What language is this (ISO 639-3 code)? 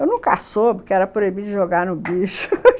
por